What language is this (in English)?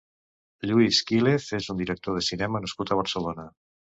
Catalan